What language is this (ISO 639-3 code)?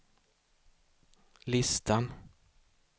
swe